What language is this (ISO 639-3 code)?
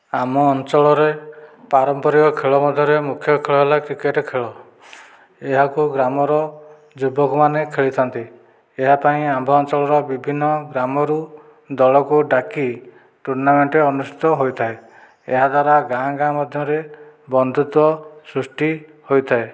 ori